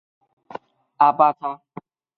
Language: Chinese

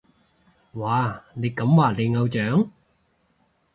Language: Cantonese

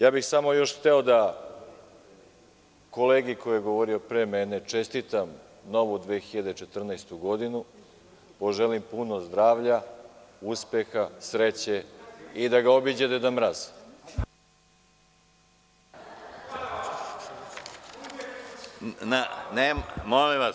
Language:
Serbian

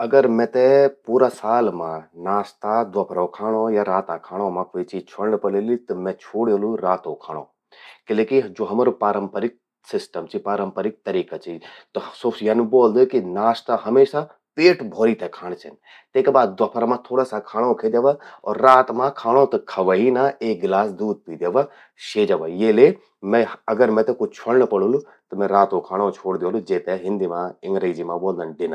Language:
Garhwali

